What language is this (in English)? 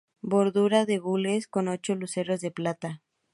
Spanish